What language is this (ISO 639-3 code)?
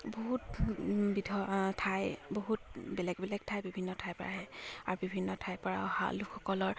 asm